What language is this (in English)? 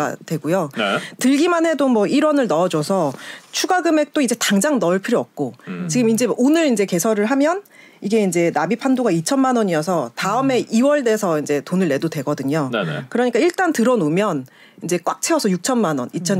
Korean